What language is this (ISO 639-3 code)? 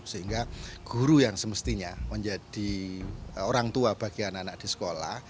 ind